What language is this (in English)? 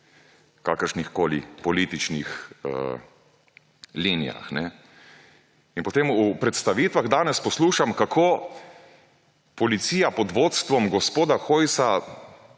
Slovenian